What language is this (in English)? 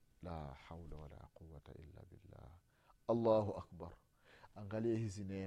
Swahili